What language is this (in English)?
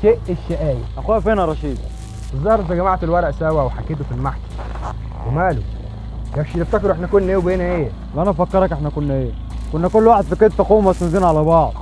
Arabic